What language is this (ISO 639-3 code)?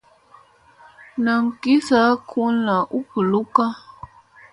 mse